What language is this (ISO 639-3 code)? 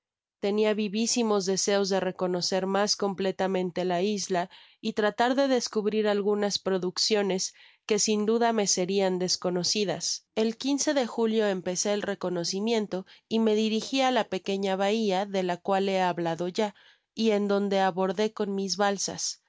spa